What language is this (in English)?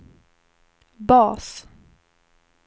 Swedish